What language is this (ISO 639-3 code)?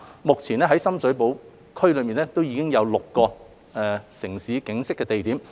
yue